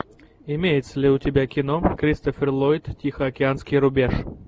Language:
Russian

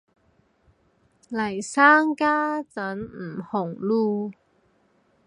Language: Cantonese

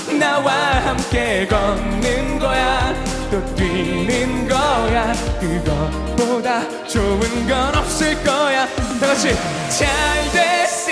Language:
Korean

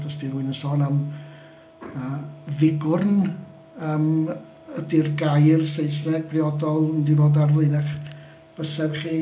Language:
Welsh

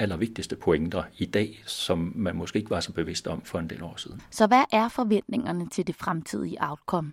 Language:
Danish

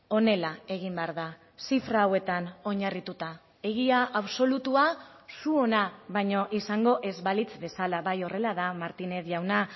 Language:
Basque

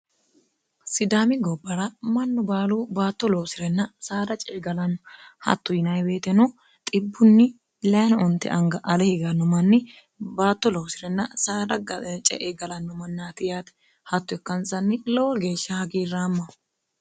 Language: Sidamo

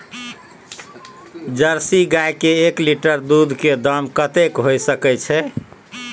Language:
Maithili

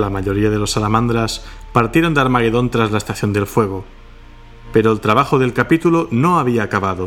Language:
Spanish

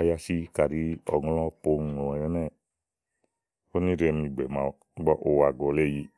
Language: Igo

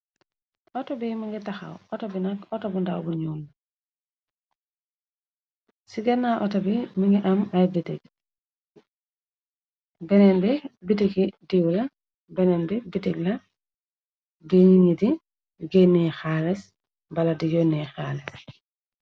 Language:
Wolof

